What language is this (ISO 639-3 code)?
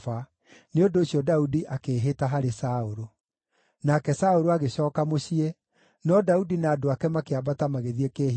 kik